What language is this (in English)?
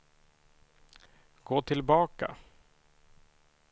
Swedish